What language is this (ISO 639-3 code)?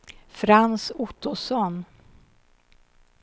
swe